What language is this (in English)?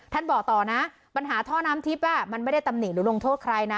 Thai